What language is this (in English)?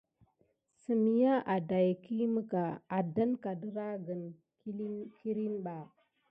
Gidar